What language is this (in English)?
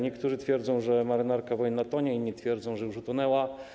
Polish